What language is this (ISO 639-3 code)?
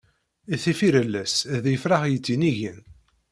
kab